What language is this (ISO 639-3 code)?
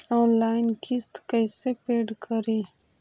mag